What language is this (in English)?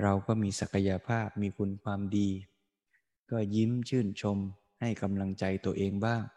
Thai